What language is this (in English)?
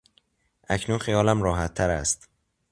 Persian